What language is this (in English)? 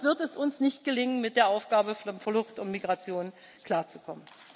German